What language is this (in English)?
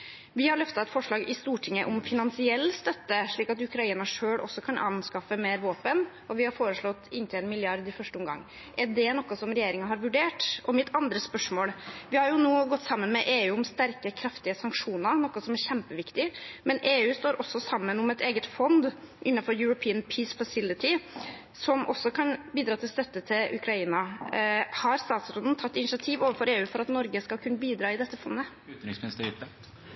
Norwegian Bokmål